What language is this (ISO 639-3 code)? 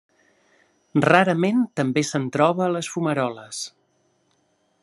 cat